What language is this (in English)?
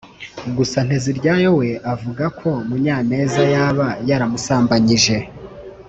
Kinyarwanda